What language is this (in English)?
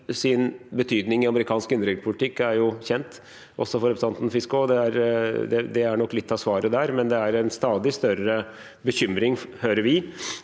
Norwegian